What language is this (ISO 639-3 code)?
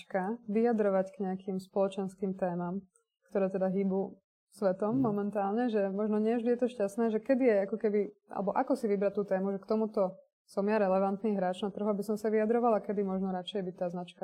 slk